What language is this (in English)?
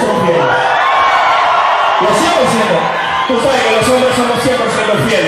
Spanish